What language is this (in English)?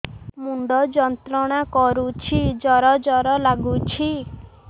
Odia